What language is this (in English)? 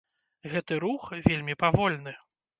Belarusian